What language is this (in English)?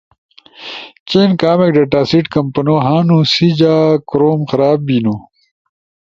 Ushojo